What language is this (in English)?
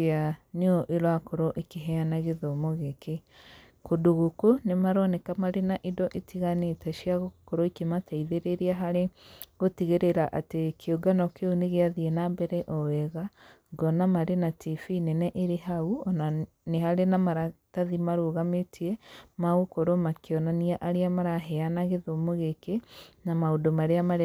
Kikuyu